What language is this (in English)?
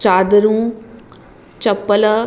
Sindhi